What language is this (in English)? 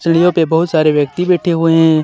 Hindi